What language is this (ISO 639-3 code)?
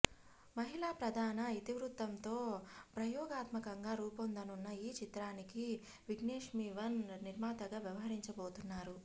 tel